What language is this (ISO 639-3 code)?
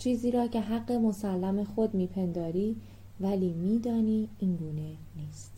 fas